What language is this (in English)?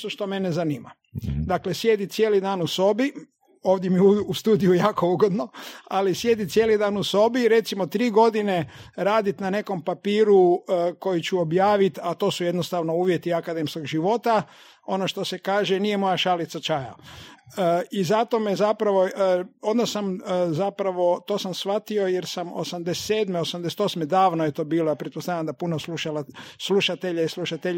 Croatian